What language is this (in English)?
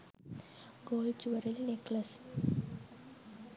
Sinhala